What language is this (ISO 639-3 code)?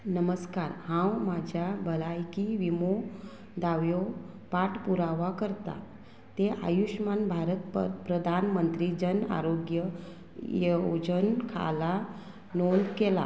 kok